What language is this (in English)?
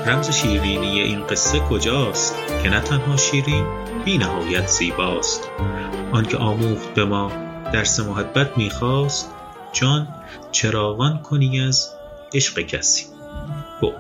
Persian